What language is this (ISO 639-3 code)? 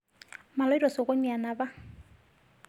mas